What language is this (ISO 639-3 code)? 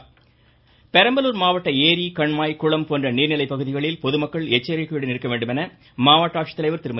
tam